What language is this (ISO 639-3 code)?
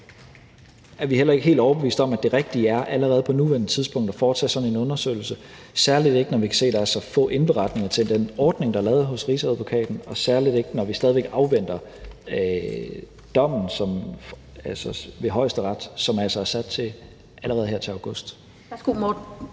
dan